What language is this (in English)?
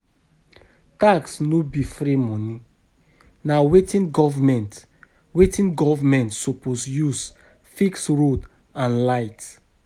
Nigerian Pidgin